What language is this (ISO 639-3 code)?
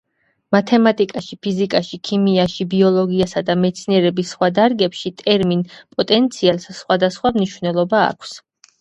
kat